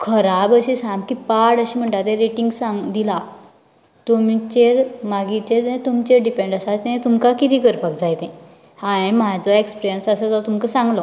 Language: Konkani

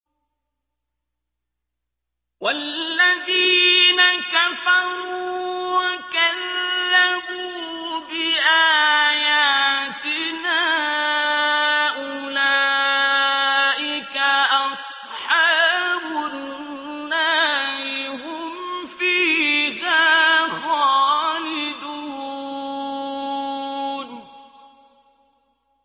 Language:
Arabic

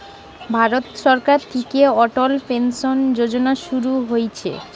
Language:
Bangla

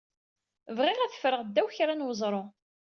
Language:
Kabyle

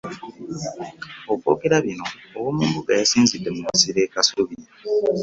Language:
Ganda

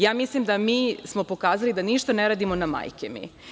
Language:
Serbian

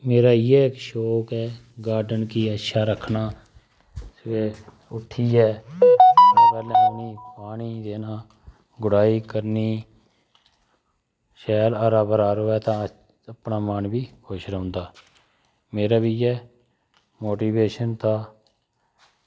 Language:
Dogri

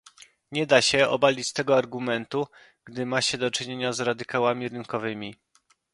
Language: Polish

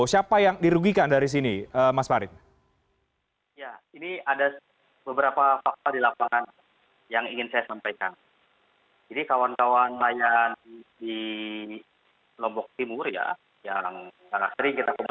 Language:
Indonesian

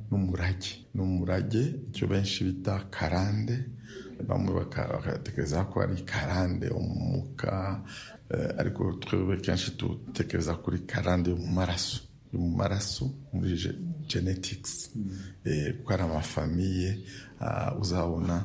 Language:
Swahili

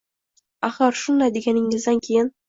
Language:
Uzbek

